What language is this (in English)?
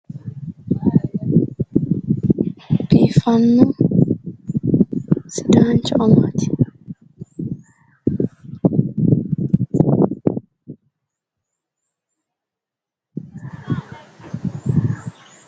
Sidamo